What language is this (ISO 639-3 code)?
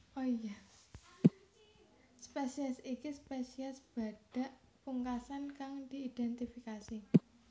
jav